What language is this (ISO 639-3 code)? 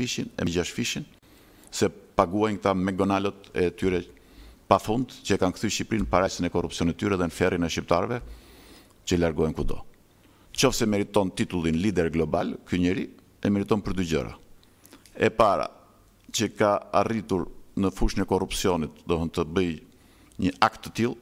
ron